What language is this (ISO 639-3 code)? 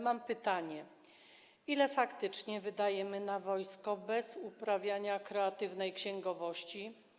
pol